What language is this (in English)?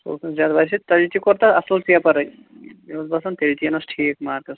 Kashmiri